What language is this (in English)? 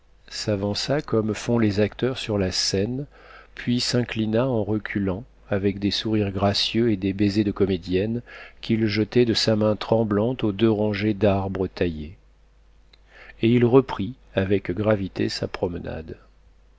French